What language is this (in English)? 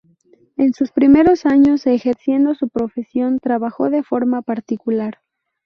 Spanish